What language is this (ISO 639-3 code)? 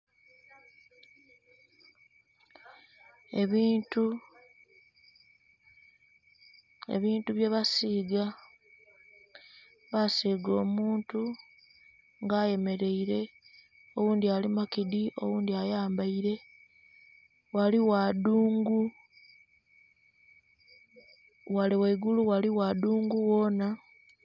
xog